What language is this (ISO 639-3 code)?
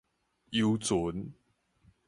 nan